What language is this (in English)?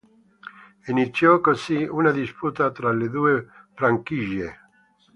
Italian